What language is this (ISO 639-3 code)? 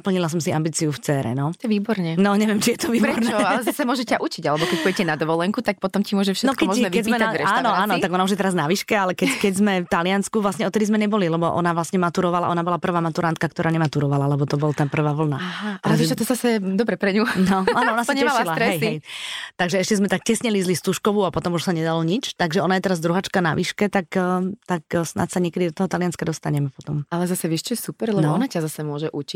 slk